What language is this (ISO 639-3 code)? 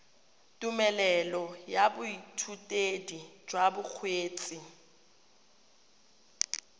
tsn